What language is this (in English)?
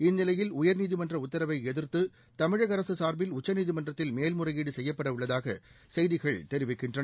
Tamil